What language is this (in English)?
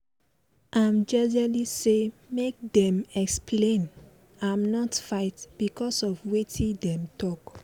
Nigerian Pidgin